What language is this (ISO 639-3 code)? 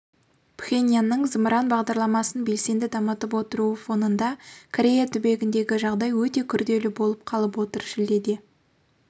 kaz